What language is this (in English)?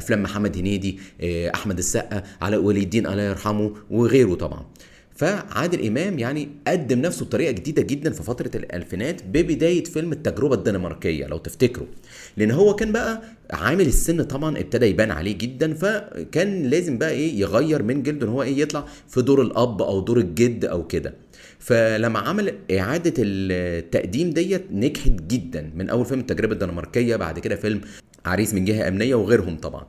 Arabic